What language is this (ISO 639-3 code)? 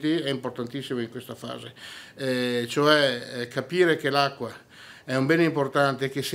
ita